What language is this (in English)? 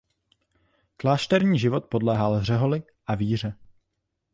Czech